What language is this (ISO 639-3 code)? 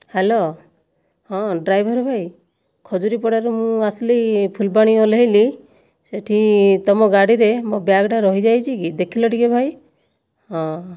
ori